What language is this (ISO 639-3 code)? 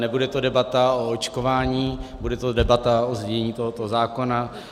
ces